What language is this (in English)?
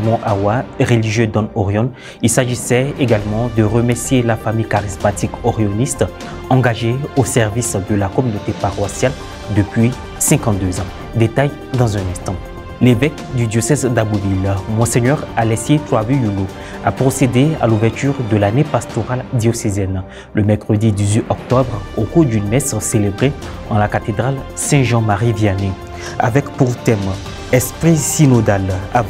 French